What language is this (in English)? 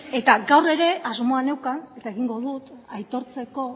Basque